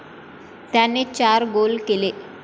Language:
Marathi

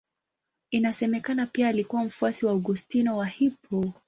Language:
Swahili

